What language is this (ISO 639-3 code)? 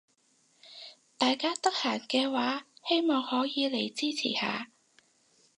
yue